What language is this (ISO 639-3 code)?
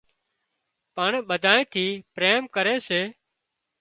kxp